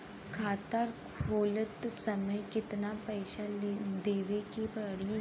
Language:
Bhojpuri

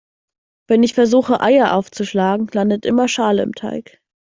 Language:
German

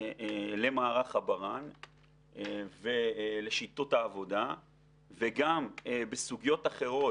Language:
Hebrew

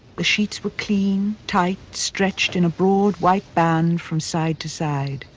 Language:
English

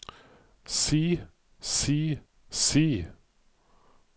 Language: Norwegian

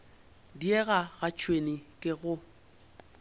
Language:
Northern Sotho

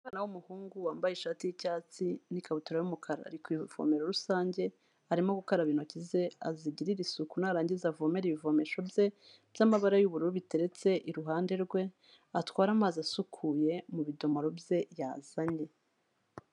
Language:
Kinyarwanda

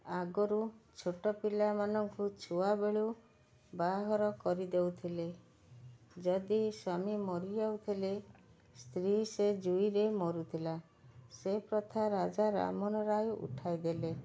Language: Odia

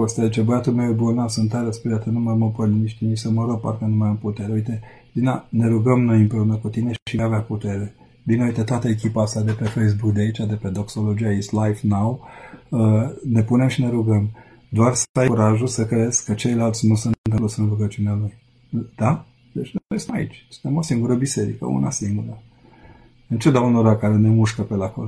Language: Romanian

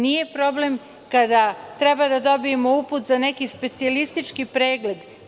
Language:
Serbian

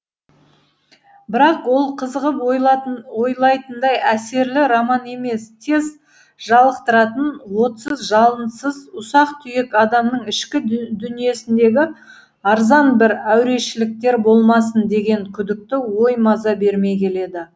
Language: Kazakh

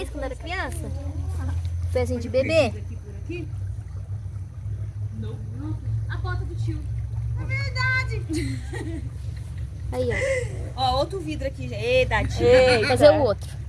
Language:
Portuguese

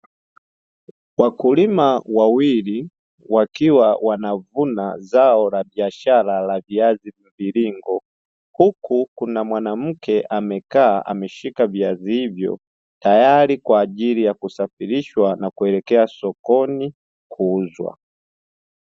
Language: Swahili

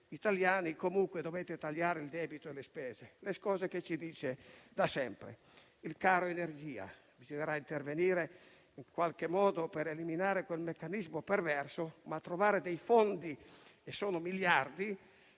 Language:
Italian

